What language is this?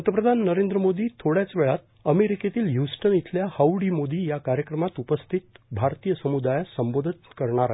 Marathi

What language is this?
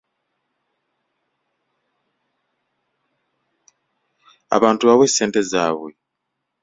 Ganda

